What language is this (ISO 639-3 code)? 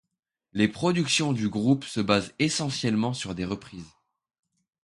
fra